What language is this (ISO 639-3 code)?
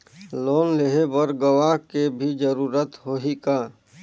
hne